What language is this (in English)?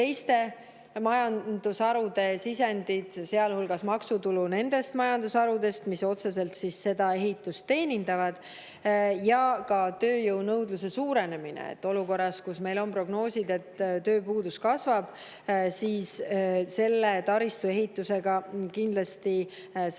Estonian